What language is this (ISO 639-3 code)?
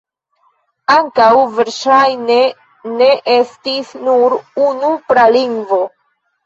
epo